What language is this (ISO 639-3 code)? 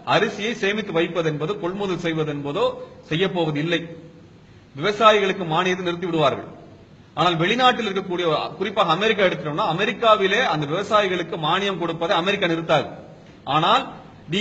tam